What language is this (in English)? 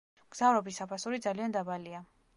Georgian